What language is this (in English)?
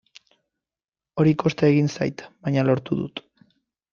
Basque